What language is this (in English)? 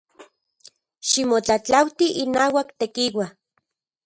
Central Puebla Nahuatl